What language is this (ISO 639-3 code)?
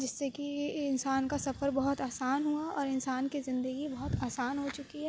urd